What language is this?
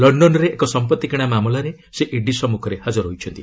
Odia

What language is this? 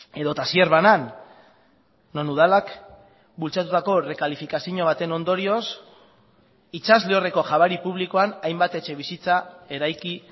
Basque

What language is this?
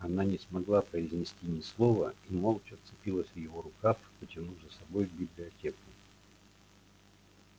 Russian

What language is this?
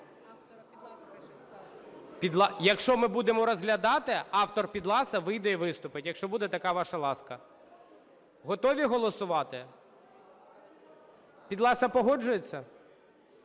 Ukrainian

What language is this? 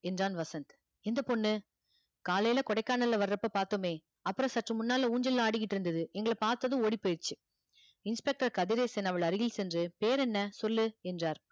Tamil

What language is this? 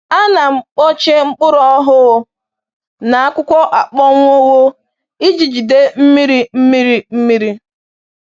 Igbo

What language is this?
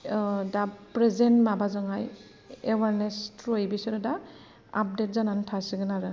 Bodo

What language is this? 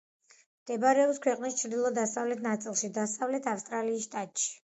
Georgian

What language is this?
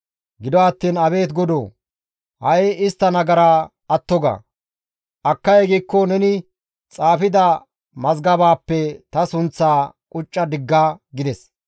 Gamo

